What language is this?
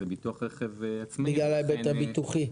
Hebrew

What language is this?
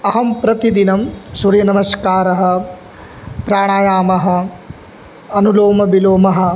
Sanskrit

